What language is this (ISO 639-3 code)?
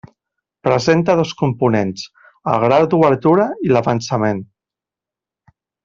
cat